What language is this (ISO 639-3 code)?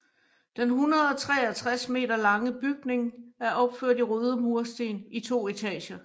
dan